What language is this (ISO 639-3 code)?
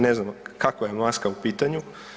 hrv